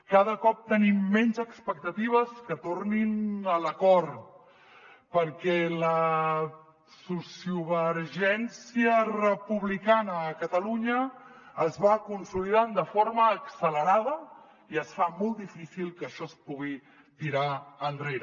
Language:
Catalan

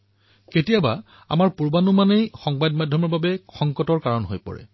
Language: Assamese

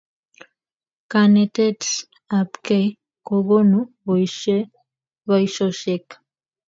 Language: Kalenjin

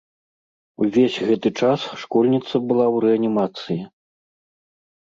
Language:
Belarusian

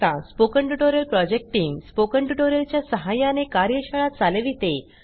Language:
Marathi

